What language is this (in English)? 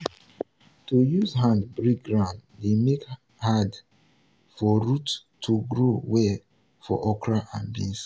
Nigerian Pidgin